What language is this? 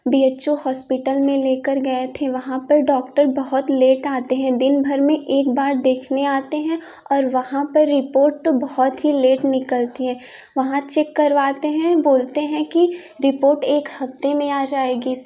Hindi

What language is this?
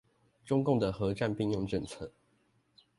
Chinese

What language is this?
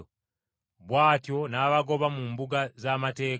Ganda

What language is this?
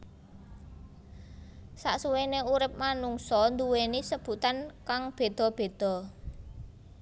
Javanese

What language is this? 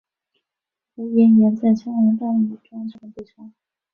Chinese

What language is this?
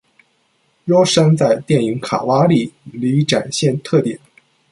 Chinese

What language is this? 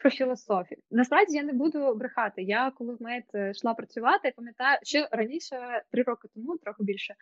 Ukrainian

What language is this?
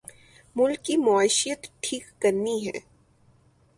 Urdu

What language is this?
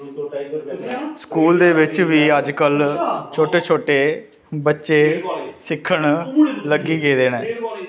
Dogri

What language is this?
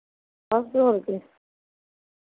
Dogri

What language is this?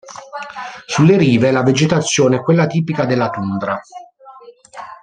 Italian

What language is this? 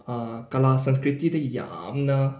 Manipuri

